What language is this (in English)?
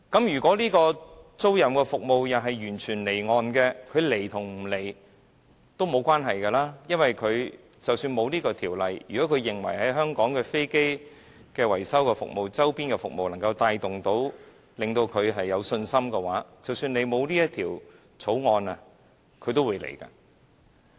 Cantonese